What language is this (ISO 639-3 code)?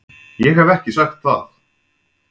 isl